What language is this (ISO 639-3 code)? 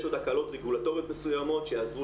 heb